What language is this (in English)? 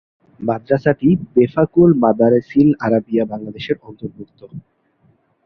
Bangla